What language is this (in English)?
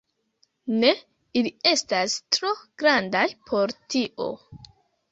Esperanto